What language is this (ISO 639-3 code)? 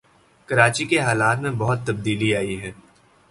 urd